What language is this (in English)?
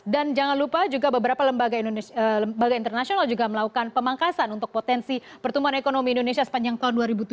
Indonesian